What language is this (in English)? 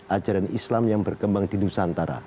Indonesian